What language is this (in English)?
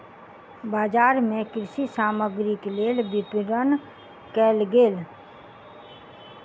Maithili